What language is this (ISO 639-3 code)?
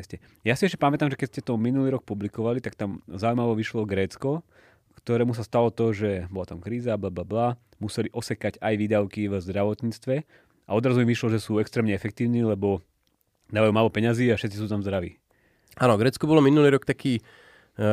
slk